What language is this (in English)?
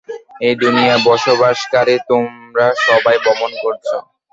Bangla